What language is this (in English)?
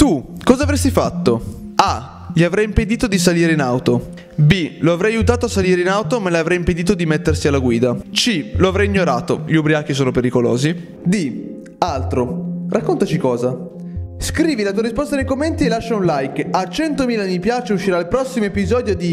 Italian